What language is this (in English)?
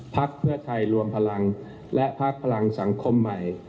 Thai